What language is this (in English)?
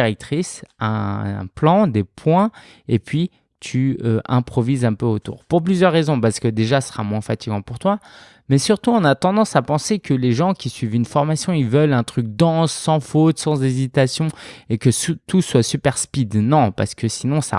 French